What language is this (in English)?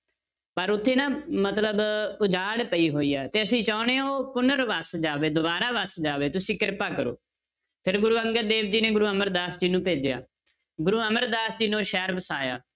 Punjabi